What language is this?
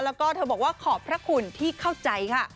Thai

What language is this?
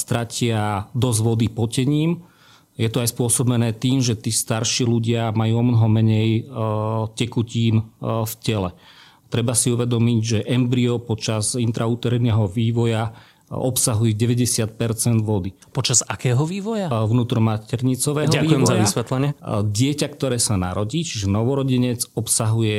Slovak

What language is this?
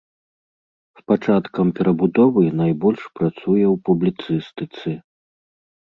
Belarusian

